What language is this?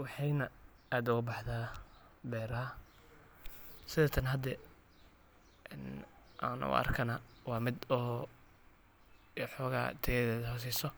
Somali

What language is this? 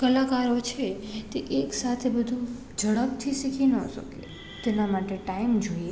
Gujarati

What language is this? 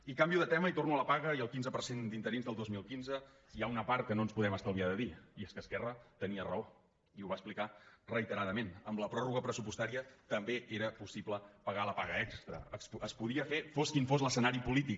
Catalan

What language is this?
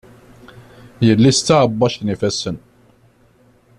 Kabyle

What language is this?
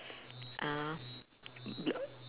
English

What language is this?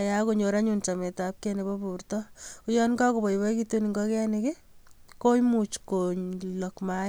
Kalenjin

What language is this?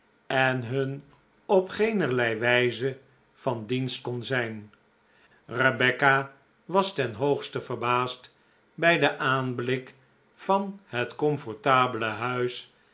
Dutch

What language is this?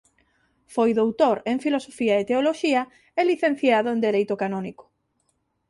Galician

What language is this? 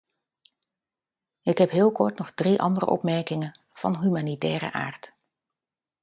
Dutch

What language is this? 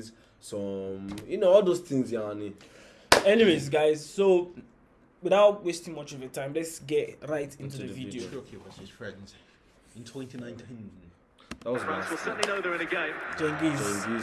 English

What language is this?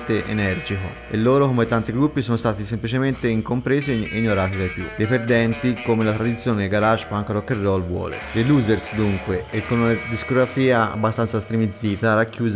Italian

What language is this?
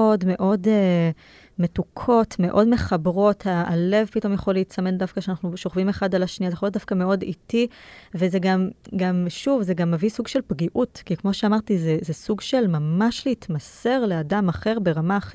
Hebrew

